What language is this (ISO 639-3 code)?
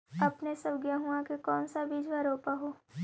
mag